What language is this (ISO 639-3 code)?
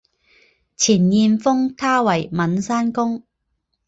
zho